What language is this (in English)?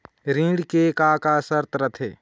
Chhattisgarhi